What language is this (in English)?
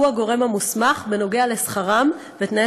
Hebrew